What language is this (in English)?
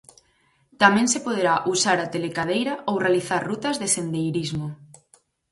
Galician